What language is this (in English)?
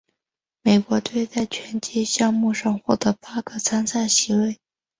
Chinese